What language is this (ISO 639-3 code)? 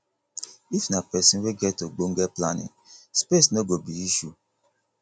pcm